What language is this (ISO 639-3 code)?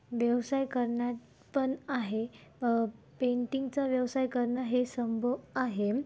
mar